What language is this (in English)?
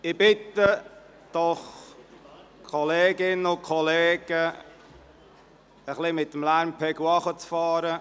Swiss German